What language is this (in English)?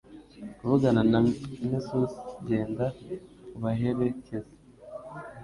Kinyarwanda